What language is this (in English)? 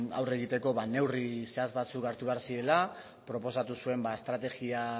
Basque